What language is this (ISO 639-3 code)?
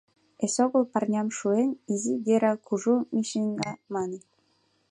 chm